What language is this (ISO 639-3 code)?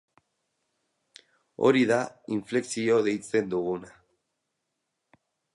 eus